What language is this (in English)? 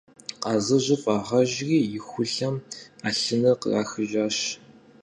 Kabardian